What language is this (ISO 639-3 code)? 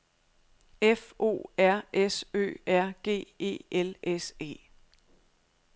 dan